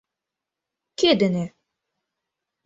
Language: Mari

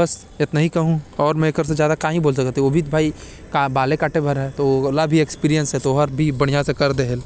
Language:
Korwa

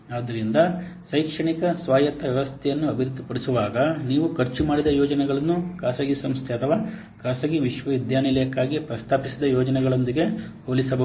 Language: Kannada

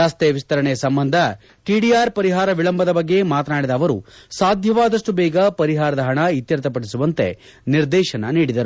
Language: Kannada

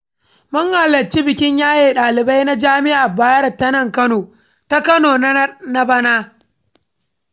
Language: Hausa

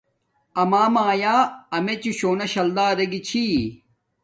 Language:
Domaaki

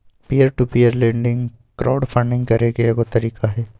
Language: Magahi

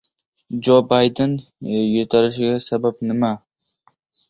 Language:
Uzbek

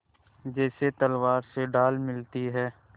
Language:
Hindi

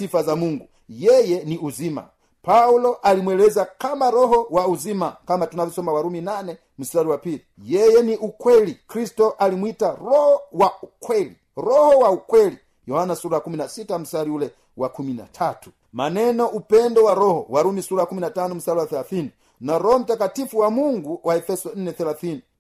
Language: Swahili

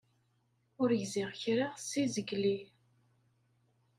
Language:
Kabyle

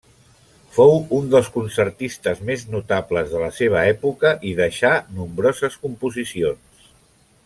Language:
Catalan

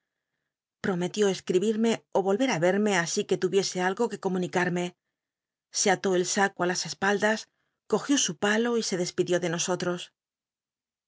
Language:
Spanish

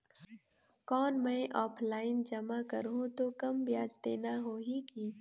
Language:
Chhattisgarhi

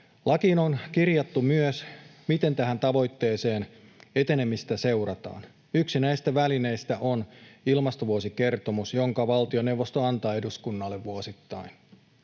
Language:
Finnish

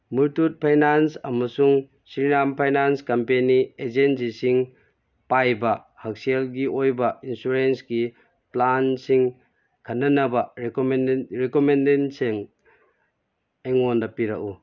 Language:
Manipuri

